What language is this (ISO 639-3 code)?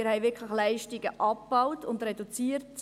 gsw